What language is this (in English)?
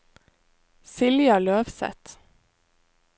Norwegian